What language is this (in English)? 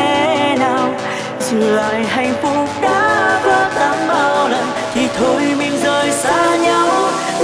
Vietnamese